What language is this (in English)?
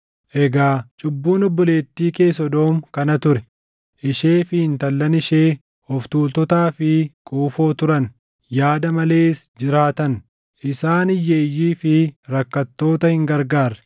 Oromo